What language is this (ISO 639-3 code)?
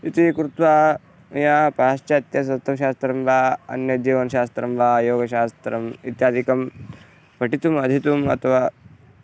san